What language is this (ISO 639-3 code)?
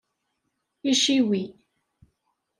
kab